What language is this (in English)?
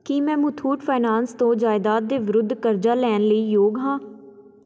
Punjabi